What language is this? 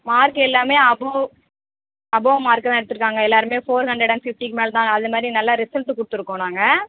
Tamil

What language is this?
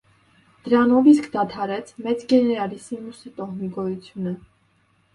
Armenian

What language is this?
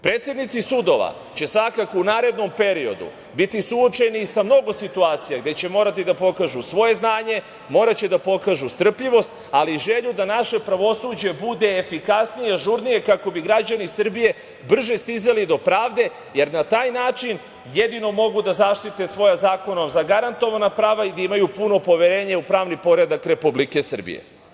Serbian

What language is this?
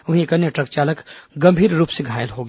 Hindi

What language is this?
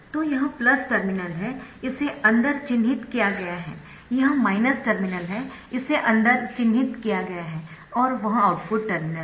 Hindi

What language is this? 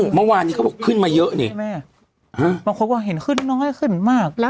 Thai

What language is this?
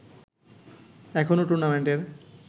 Bangla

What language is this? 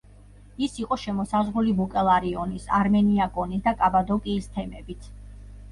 Georgian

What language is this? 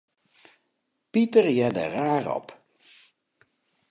Western Frisian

